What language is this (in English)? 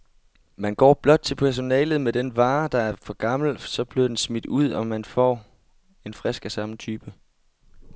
Danish